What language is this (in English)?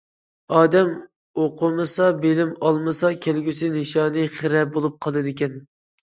Uyghur